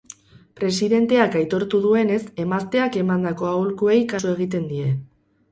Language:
Basque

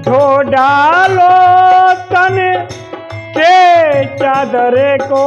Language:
Hindi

